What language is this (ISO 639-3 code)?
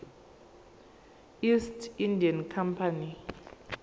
zul